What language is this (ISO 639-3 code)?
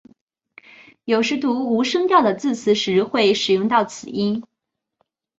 zho